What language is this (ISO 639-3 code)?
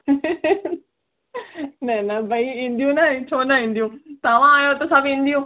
snd